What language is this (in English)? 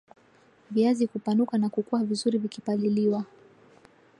Swahili